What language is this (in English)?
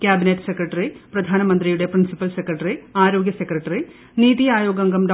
Malayalam